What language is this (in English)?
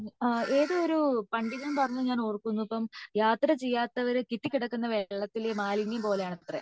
Malayalam